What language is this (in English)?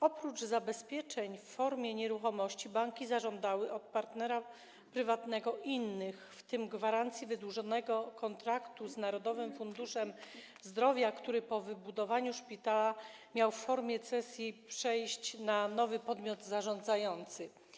Polish